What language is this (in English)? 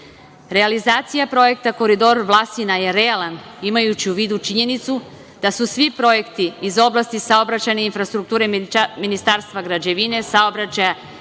Serbian